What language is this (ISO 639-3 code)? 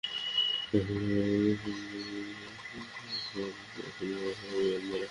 ben